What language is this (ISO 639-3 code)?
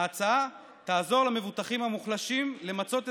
heb